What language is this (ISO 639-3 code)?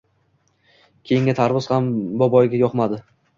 uzb